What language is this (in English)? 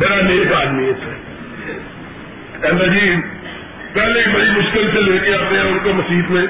Urdu